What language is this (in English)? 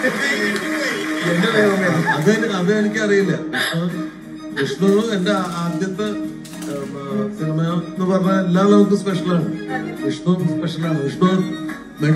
Turkish